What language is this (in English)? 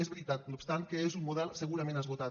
Catalan